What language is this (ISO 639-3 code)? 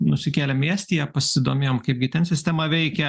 lit